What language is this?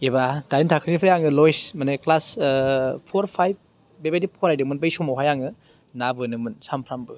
Bodo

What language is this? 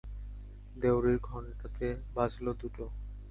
Bangla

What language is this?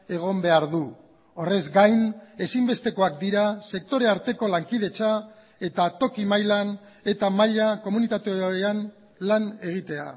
Basque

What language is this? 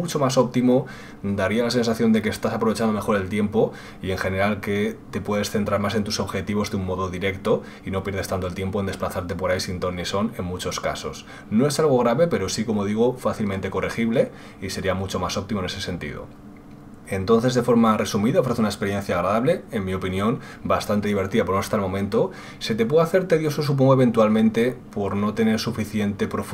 Spanish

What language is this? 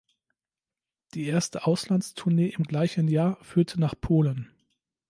German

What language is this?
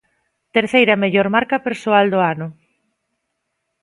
Galician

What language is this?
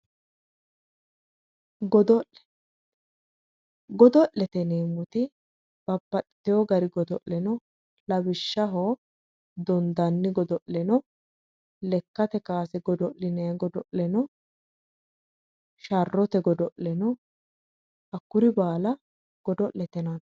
Sidamo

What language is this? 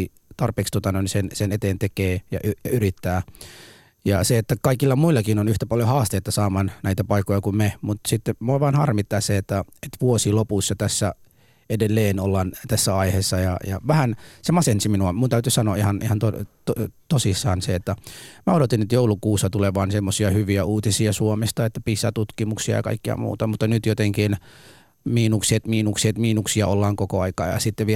Finnish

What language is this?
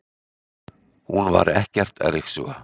Icelandic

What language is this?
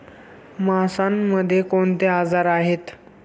Marathi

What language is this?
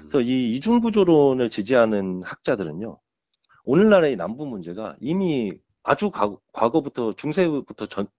Korean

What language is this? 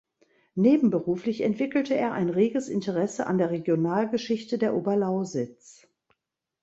German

